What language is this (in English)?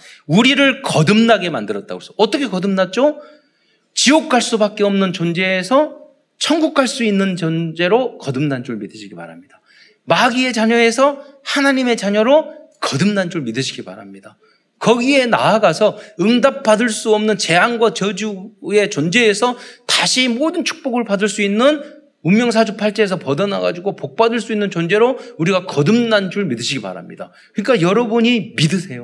Korean